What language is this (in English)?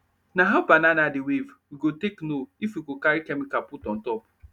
Nigerian Pidgin